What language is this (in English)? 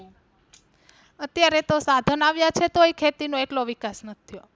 Gujarati